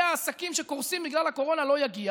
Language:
Hebrew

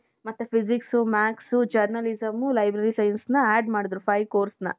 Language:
Kannada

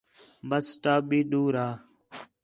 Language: Khetrani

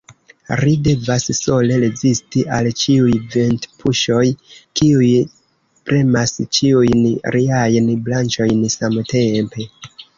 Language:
Esperanto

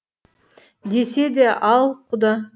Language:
Kazakh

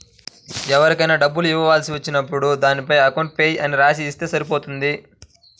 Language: Telugu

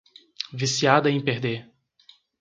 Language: Portuguese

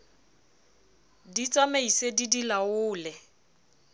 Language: Southern Sotho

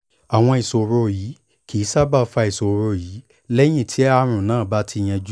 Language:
Yoruba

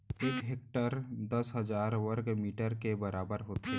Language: Chhattisgarhi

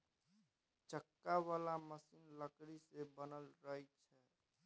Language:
Maithili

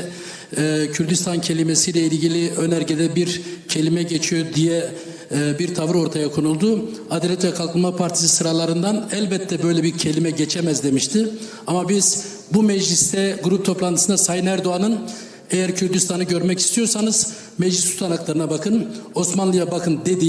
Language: Turkish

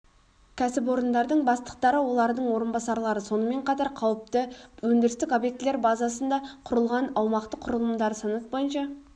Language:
Kazakh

